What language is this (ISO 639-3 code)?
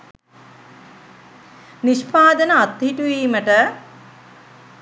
sin